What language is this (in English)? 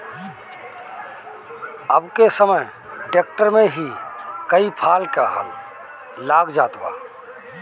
Bhojpuri